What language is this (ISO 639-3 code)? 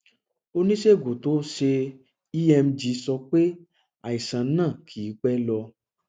yor